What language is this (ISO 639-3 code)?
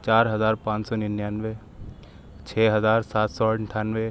urd